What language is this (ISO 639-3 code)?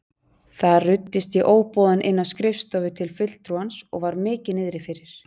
isl